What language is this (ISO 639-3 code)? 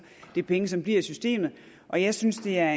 dan